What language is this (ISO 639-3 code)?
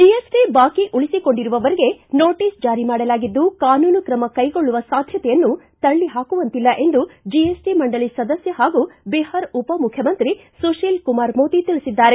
kan